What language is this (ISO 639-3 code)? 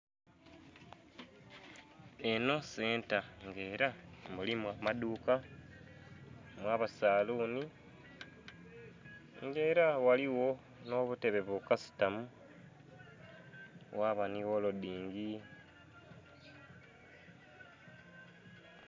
xog